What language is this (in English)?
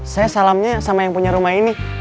Indonesian